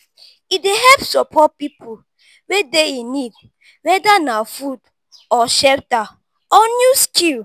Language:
Nigerian Pidgin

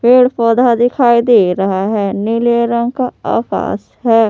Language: Hindi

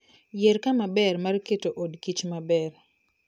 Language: Luo (Kenya and Tanzania)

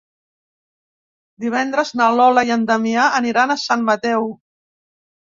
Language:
Catalan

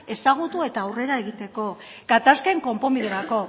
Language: Basque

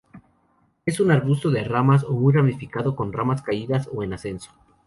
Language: Spanish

